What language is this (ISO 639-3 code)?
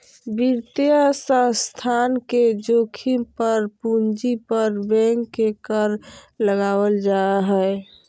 mag